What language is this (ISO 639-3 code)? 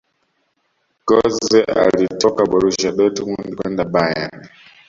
swa